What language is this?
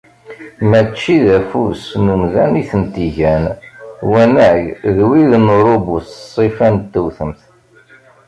Kabyle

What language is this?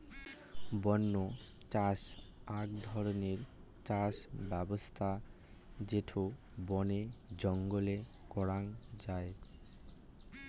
Bangla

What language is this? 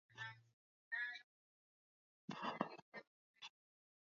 Swahili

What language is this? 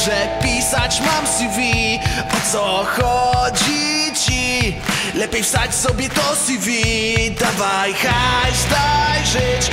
Polish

